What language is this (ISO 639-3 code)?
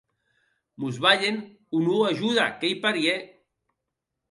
oci